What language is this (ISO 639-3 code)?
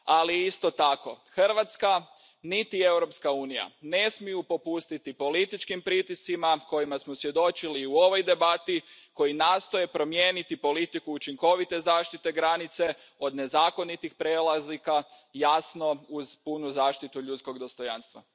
hrv